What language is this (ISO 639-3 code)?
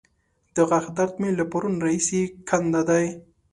pus